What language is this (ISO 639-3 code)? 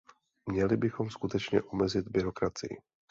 ces